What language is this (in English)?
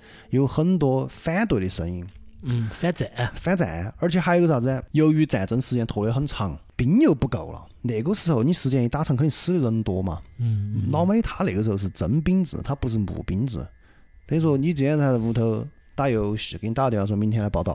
Chinese